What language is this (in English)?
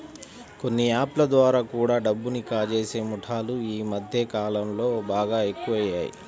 Telugu